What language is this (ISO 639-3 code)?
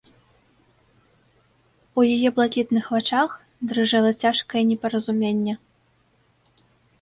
bel